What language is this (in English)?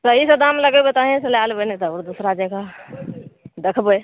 Maithili